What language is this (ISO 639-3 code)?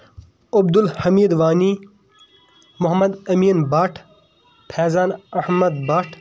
kas